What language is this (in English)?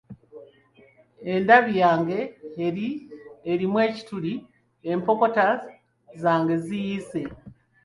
Ganda